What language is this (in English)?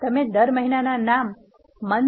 Gujarati